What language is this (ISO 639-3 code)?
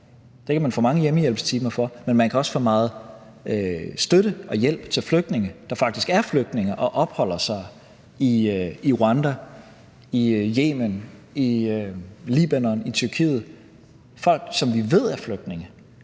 dan